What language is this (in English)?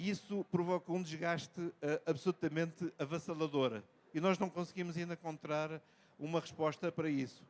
Portuguese